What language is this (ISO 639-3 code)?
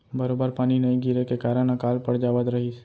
hne